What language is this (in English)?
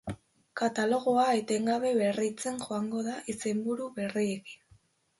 Basque